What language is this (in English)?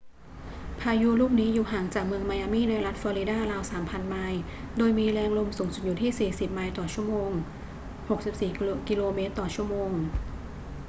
Thai